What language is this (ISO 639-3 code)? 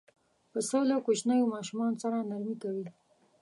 pus